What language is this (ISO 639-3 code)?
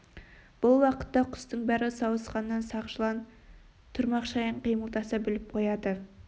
kaz